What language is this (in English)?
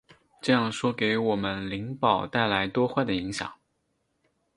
Chinese